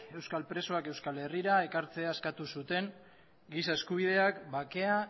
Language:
Basque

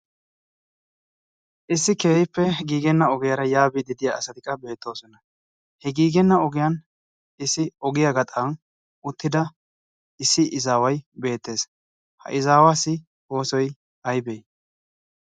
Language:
Wolaytta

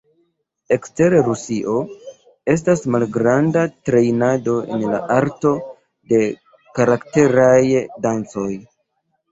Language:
Esperanto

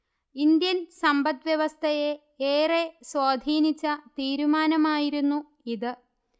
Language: Malayalam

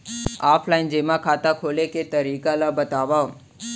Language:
Chhattisgarhi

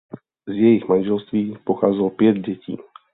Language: Czech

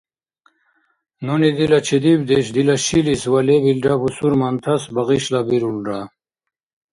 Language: Dargwa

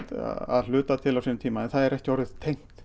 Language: Icelandic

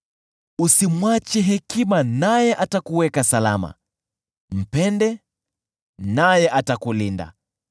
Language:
Swahili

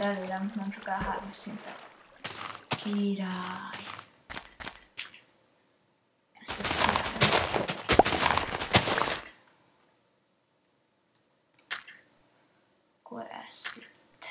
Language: Hungarian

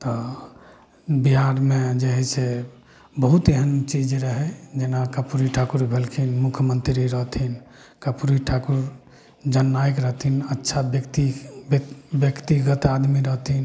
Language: Maithili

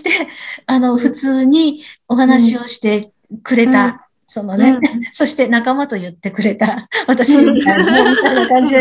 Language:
Japanese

